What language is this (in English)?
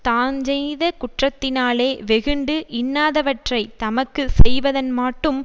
Tamil